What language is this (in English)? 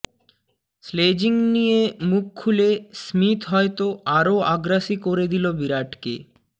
Bangla